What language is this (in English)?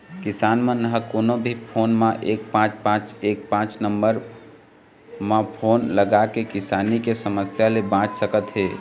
Chhattisgarhi